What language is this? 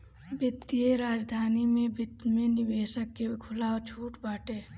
Bhojpuri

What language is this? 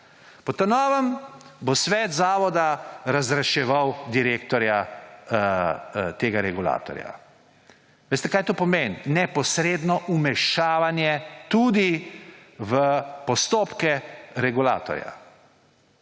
Slovenian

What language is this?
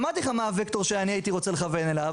Hebrew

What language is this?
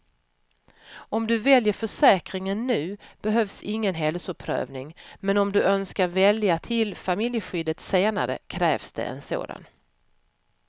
Swedish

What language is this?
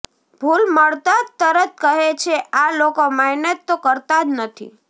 Gujarati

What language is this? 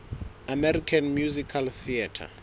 Southern Sotho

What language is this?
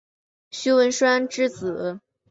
Chinese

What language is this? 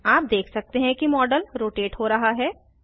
Hindi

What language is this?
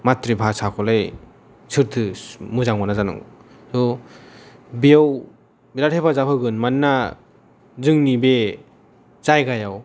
Bodo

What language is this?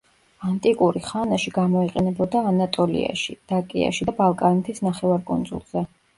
Georgian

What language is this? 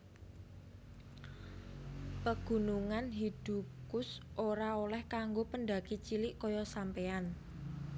Javanese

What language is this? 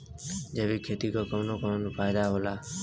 Bhojpuri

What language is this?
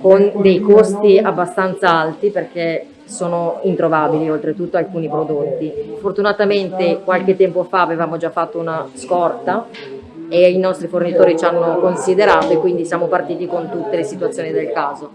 Italian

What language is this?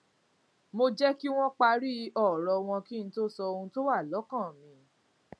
Yoruba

